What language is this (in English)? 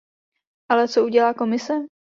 Czech